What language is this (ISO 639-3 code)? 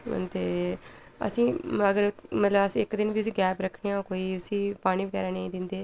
doi